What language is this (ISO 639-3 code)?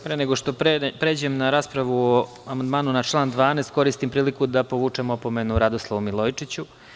srp